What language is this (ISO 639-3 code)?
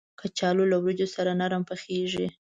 pus